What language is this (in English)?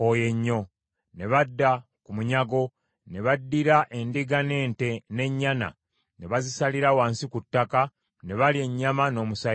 Ganda